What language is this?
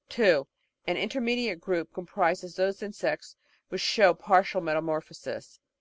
English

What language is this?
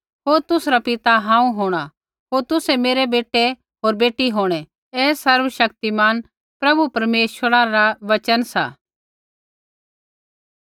Kullu Pahari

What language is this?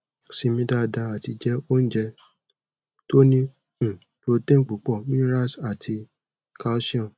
Yoruba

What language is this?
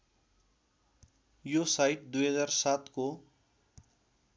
Nepali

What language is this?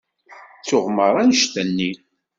Kabyle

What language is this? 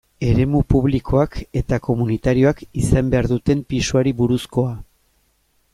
Basque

